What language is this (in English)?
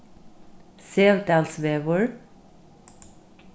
Faroese